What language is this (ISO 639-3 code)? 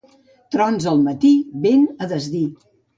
cat